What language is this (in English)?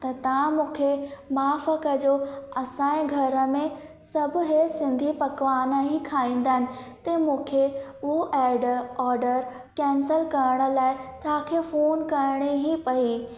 Sindhi